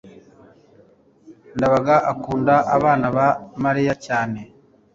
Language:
Kinyarwanda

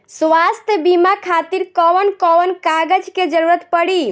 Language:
Bhojpuri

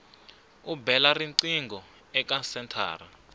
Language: Tsonga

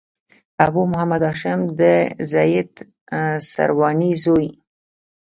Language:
Pashto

